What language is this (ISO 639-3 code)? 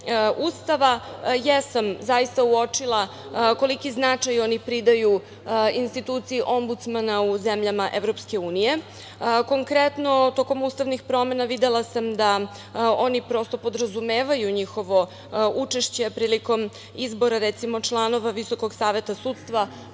srp